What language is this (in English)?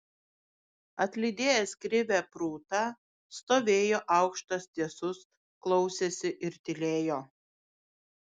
Lithuanian